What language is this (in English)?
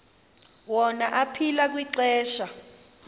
Xhosa